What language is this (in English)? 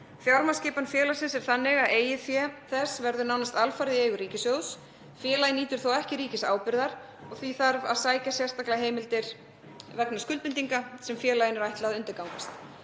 Icelandic